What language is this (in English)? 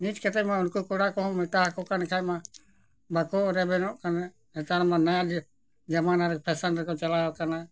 Santali